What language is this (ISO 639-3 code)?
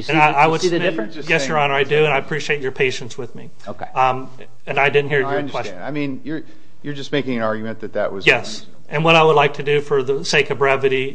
eng